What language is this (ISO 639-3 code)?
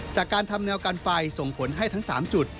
tha